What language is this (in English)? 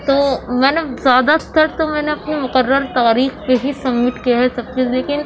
Urdu